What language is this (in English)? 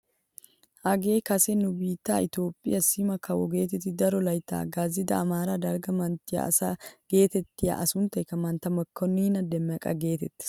Wolaytta